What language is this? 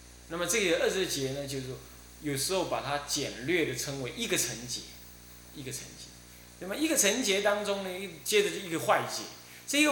Chinese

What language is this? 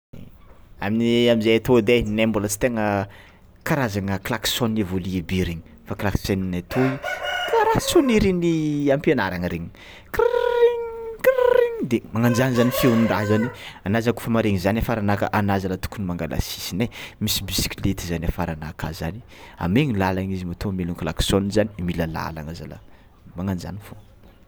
Tsimihety Malagasy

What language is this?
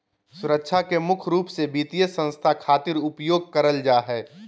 Magahi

